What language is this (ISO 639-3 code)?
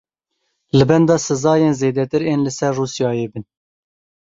kur